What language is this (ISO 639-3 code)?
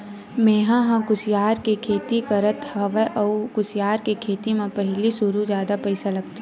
hne